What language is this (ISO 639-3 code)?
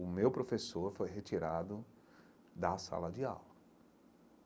por